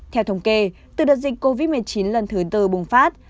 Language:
Vietnamese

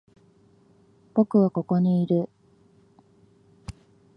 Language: Japanese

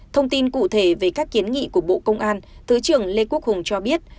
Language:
Vietnamese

